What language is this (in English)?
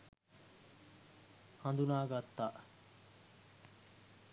Sinhala